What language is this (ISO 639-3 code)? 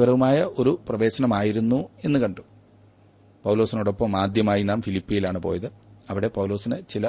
mal